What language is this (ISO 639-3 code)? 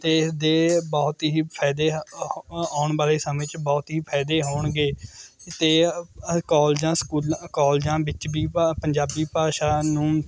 pan